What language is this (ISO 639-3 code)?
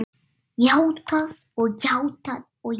isl